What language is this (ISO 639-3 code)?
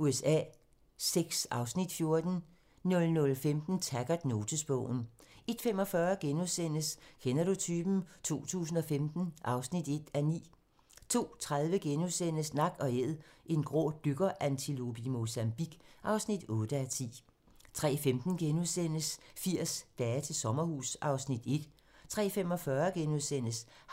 dan